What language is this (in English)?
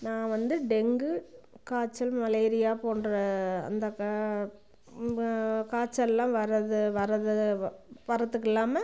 Tamil